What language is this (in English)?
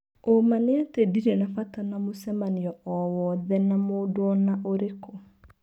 Kikuyu